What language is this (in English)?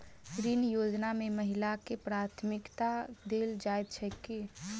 Maithili